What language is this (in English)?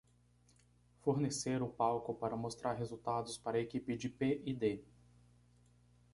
Portuguese